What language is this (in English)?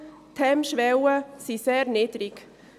Swiss German